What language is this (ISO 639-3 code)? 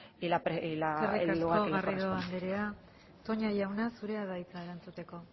eus